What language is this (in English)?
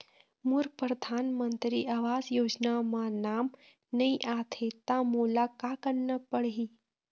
Chhattisgarhi